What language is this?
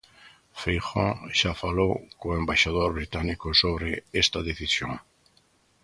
Galician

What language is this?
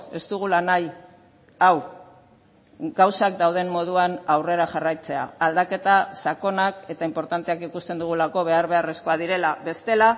Basque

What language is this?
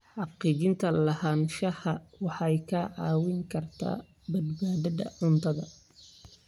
Somali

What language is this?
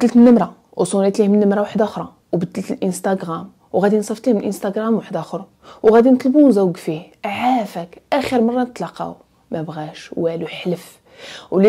Arabic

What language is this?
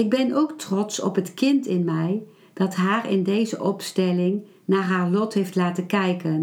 Dutch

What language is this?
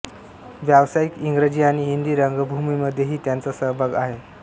Marathi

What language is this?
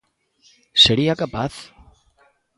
Galician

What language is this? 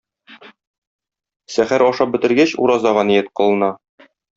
Tatar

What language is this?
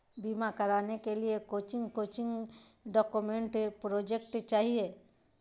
Magahi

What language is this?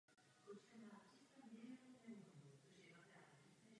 Czech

